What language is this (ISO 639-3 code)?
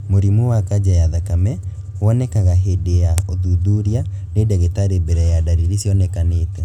kik